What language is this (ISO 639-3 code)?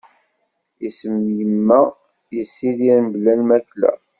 kab